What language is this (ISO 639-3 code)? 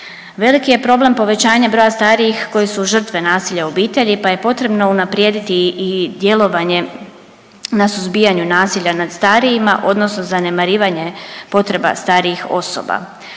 hrv